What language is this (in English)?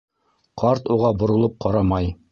Bashkir